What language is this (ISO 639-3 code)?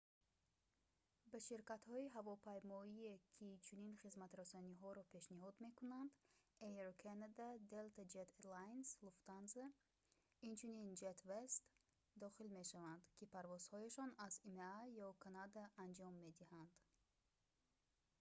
tgk